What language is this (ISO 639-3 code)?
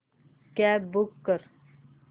mar